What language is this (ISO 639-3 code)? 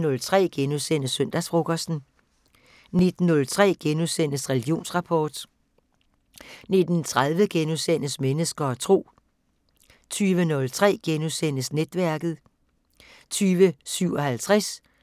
dan